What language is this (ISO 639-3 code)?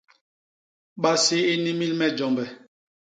bas